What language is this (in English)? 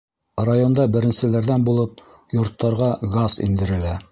Bashkir